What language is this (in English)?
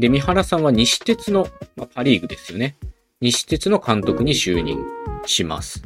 Japanese